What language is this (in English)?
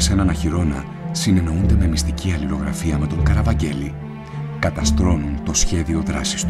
Greek